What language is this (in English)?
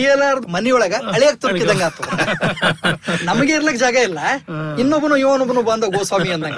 Kannada